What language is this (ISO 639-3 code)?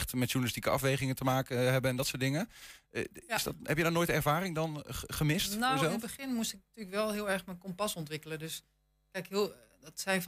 nld